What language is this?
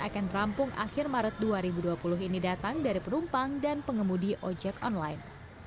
Indonesian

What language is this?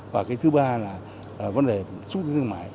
Vietnamese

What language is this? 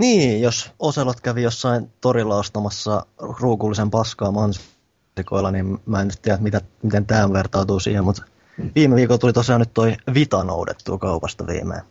Finnish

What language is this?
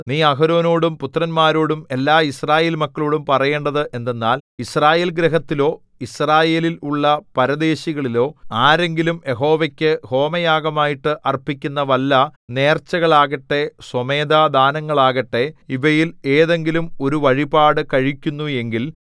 Malayalam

